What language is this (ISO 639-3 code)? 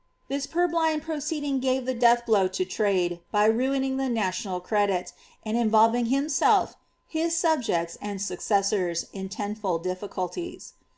eng